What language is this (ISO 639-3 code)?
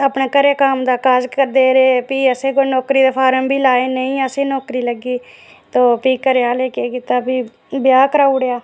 doi